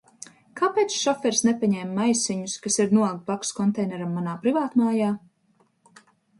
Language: Latvian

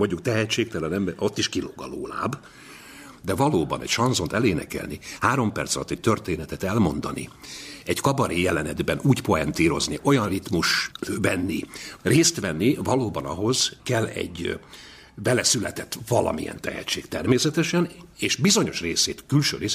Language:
Hungarian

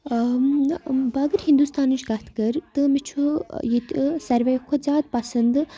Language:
Kashmiri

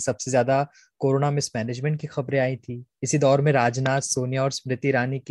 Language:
Hindi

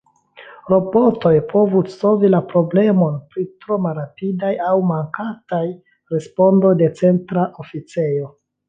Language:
Esperanto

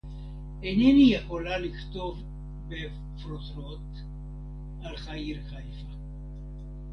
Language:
Hebrew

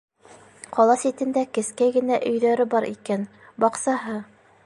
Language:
Bashkir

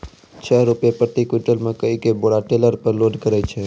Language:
Maithili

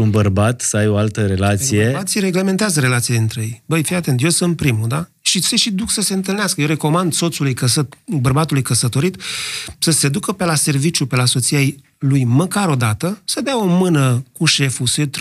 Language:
Romanian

